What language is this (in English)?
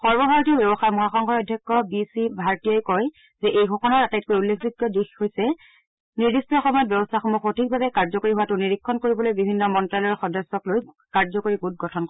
Assamese